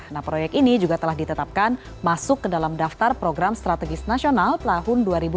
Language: Indonesian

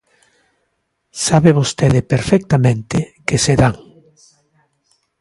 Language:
Galician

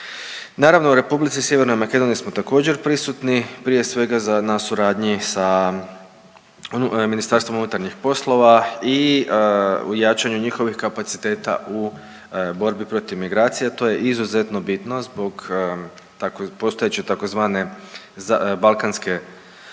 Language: Croatian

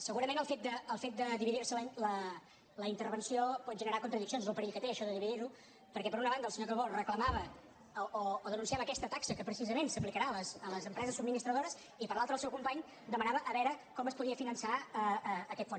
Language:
Catalan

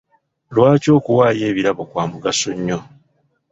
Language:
Ganda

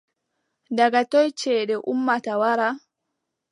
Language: Adamawa Fulfulde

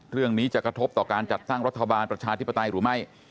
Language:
Thai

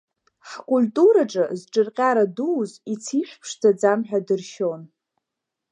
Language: Abkhazian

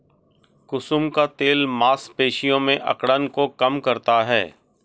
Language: Hindi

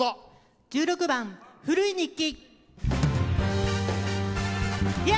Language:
Japanese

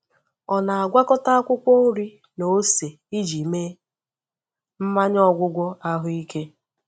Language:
Igbo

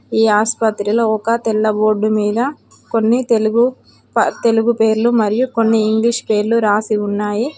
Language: Telugu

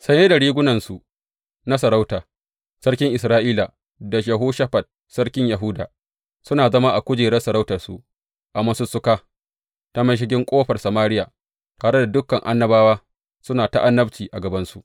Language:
Hausa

